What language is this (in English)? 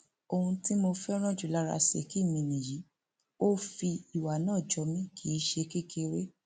Yoruba